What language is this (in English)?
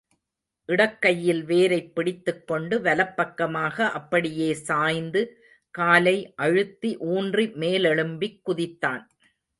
Tamil